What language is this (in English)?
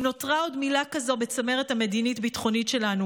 Hebrew